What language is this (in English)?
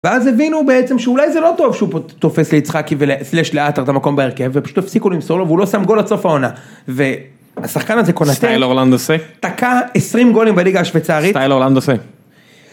Hebrew